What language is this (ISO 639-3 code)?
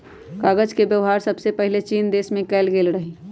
mag